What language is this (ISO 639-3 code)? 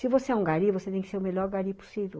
por